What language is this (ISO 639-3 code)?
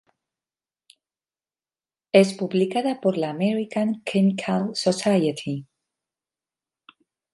spa